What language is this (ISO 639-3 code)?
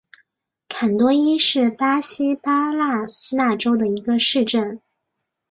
zho